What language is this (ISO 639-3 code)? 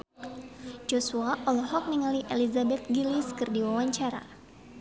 sun